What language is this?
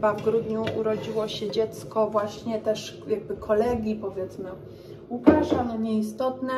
Polish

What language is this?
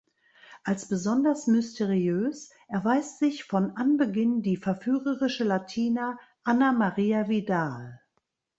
German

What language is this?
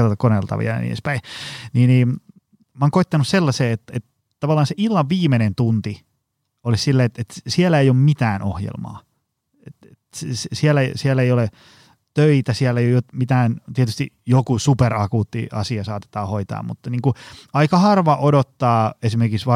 Finnish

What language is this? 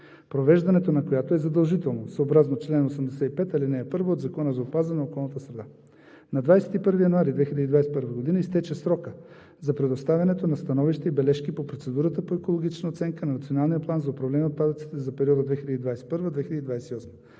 Bulgarian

